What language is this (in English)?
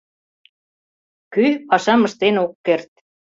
Mari